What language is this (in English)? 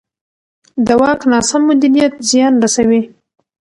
Pashto